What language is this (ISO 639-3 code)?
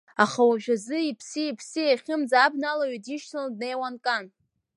abk